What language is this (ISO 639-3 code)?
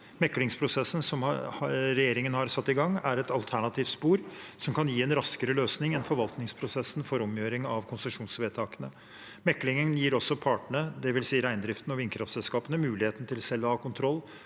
nor